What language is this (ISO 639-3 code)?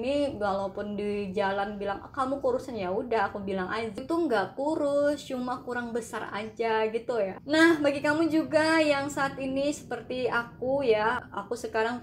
ind